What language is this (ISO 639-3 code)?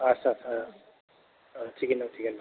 brx